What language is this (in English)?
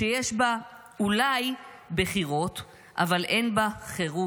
Hebrew